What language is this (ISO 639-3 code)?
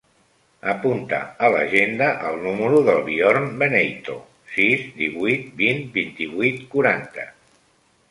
cat